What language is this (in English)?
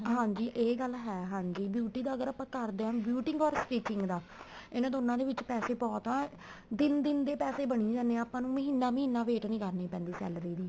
Punjabi